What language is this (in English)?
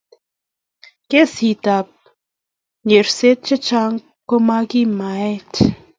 Kalenjin